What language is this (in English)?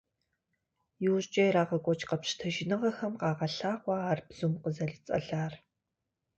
Kabardian